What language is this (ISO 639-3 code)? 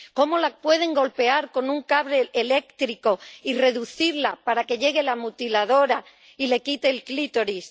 spa